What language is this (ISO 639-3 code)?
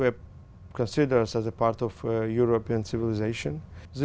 vie